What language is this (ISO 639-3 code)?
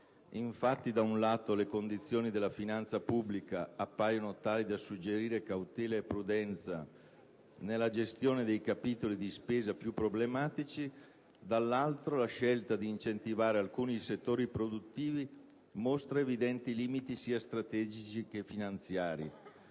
ita